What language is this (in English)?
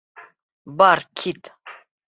Bashkir